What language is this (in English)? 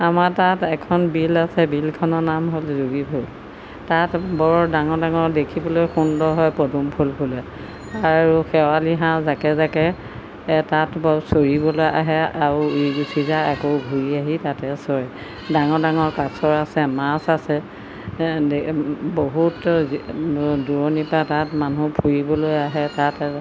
Assamese